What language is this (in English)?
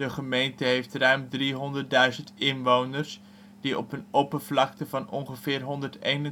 Dutch